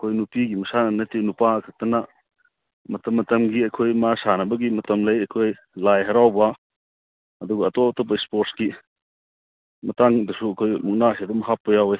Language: Manipuri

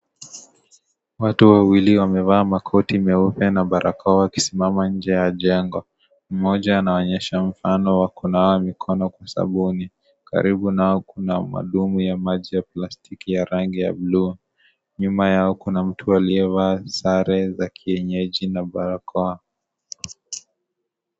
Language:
Swahili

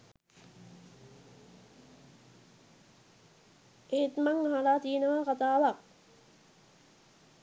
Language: Sinhala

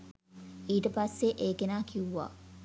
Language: Sinhala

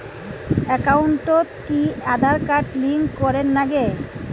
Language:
Bangla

